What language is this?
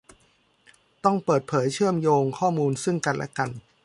Thai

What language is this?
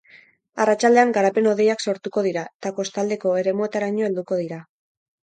Basque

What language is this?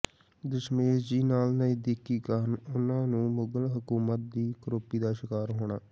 Punjabi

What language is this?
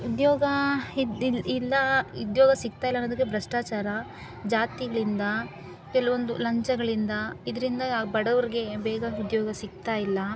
Kannada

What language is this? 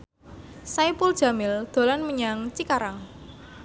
Javanese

